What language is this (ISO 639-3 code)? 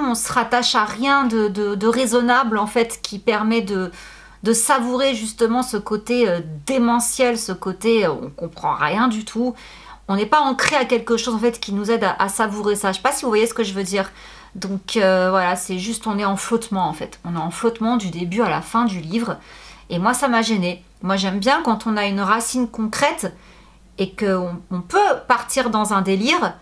fra